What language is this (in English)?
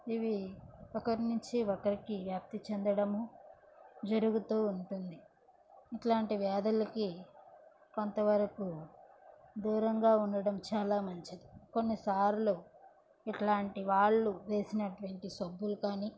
Telugu